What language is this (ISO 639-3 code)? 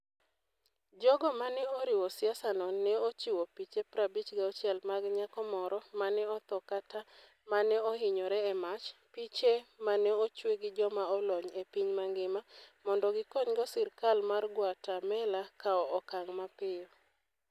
luo